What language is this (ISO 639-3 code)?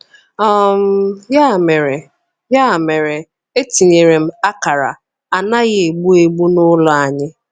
ibo